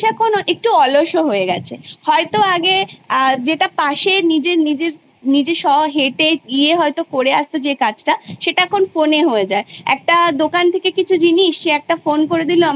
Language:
Bangla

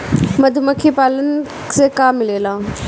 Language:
Bhojpuri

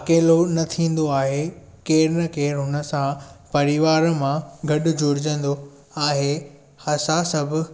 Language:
Sindhi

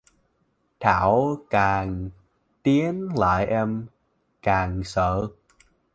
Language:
Vietnamese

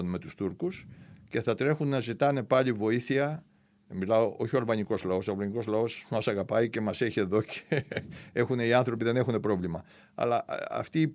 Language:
Greek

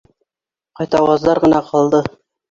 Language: Bashkir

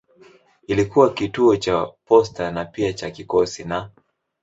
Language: Swahili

